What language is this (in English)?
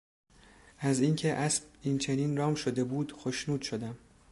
Persian